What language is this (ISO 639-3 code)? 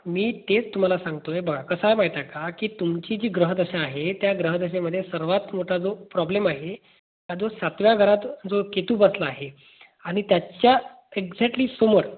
mar